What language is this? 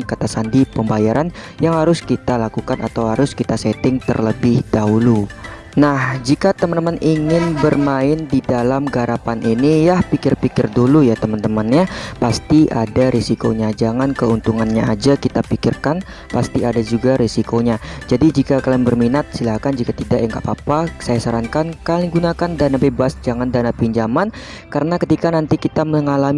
Indonesian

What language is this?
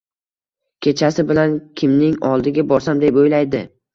Uzbek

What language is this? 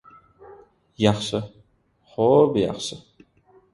Uzbek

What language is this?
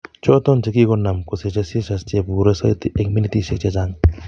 Kalenjin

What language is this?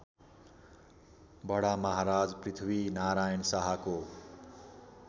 Nepali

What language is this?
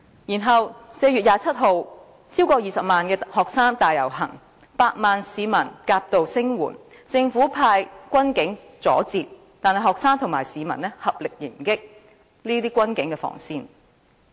Cantonese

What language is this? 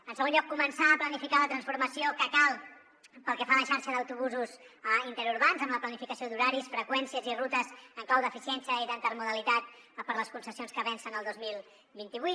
Catalan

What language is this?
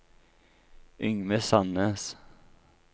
Norwegian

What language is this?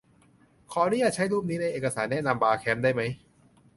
Thai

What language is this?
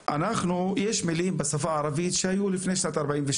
Hebrew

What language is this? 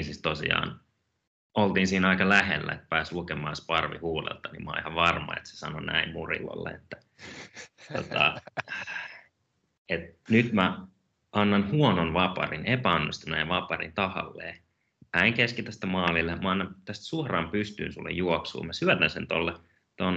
Finnish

